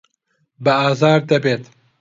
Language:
Central Kurdish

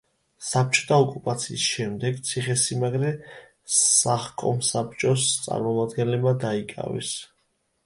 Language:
Georgian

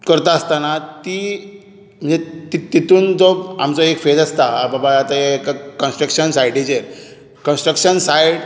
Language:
Konkani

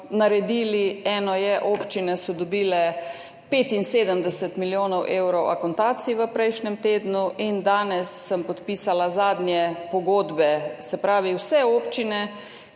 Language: Slovenian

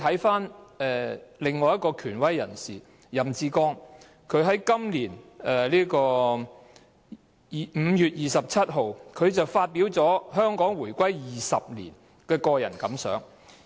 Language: Cantonese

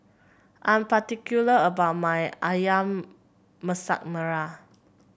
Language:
English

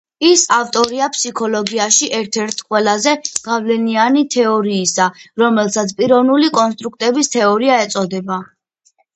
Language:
Georgian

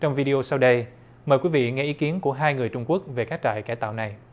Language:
Vietnamese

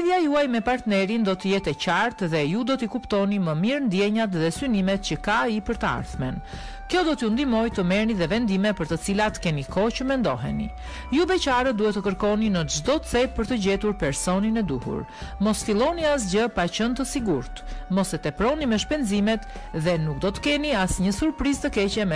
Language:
Romanian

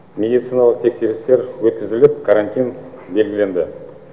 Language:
Kazakh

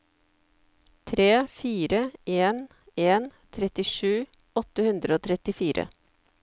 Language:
Norwegian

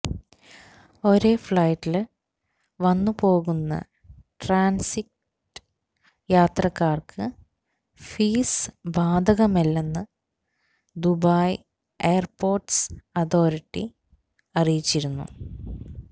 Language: Malayalam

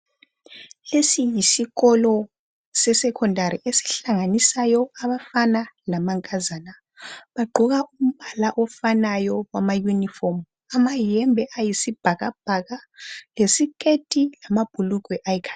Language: North Ndebele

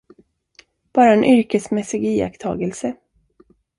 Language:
Swedish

